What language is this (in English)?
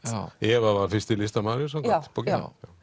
Icelandic